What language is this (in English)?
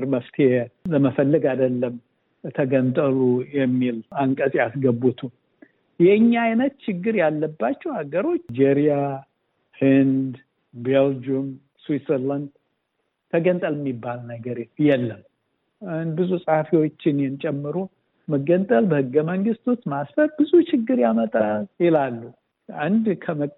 Amharic